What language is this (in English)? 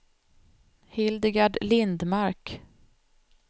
Swedish